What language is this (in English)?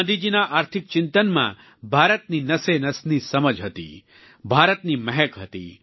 Gujarati